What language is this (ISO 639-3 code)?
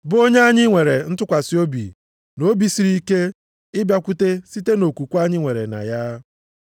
ibo